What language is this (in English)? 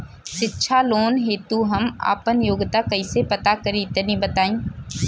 Bhojpuri